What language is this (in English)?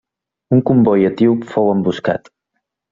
Catalan